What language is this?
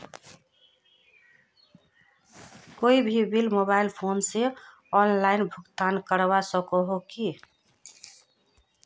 Magahi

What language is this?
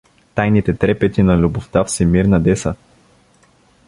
Bulgarian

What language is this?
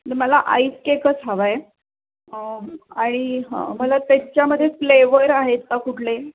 Marathi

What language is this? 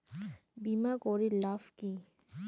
Bangla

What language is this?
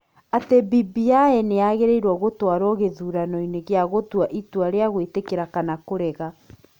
Kikuyu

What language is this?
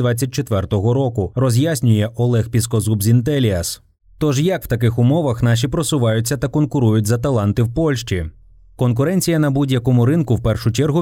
Ukrainian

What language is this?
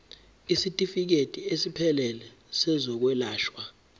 Zulu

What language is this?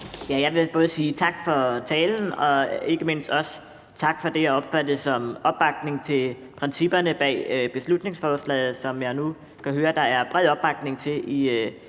Danish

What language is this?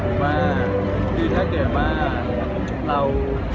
Thai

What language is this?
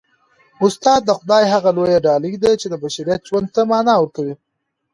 Pashto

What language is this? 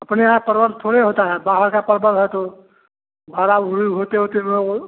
Hindi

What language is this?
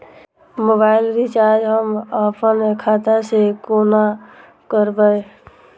Maithili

